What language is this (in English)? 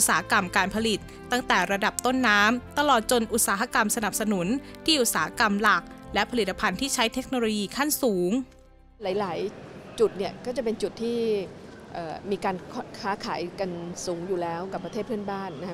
Thai